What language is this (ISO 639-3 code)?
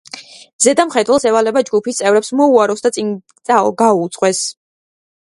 kat